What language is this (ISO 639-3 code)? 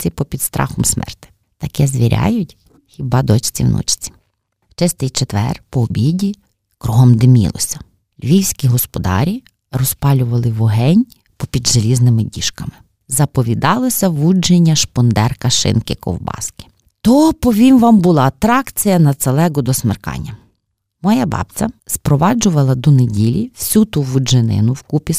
ukr